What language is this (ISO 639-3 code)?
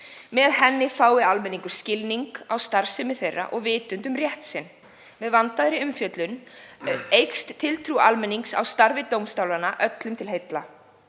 isl